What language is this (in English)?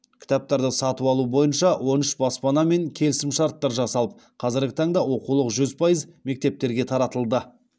Kazakh